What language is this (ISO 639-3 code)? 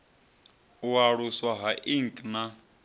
ven